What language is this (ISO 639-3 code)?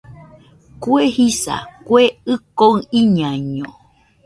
hux